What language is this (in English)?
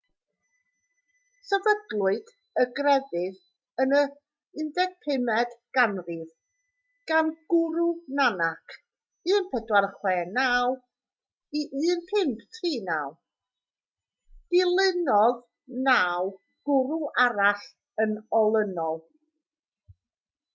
Welsh